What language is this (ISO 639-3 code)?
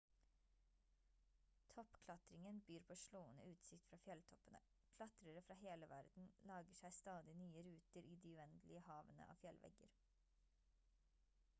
nob